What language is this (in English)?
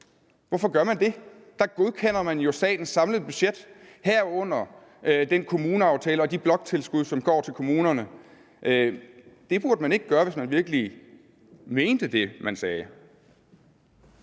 Danish